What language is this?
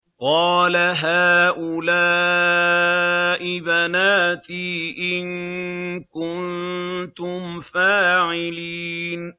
Arabic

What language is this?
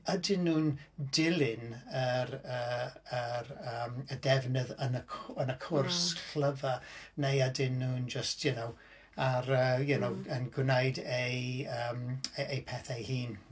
Welsh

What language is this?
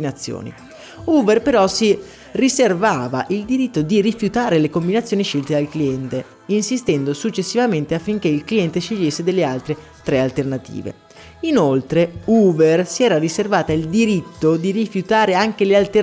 Italian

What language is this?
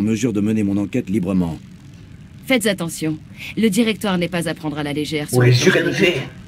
French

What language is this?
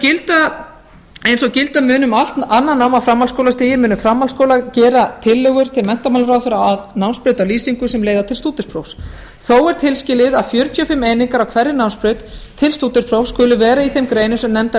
Icelandic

